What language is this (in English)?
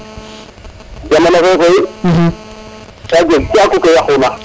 Serer